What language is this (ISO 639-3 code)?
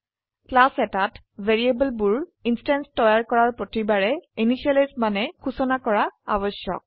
asm